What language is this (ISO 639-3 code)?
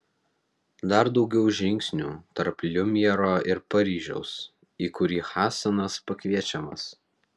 lit